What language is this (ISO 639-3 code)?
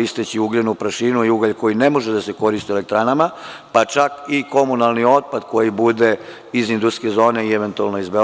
srp